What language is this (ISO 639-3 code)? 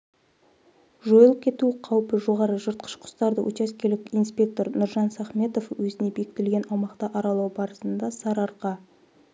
kaz